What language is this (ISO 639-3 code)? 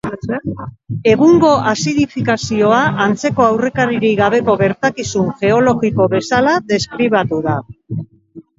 eus